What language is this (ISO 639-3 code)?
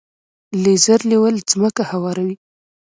pus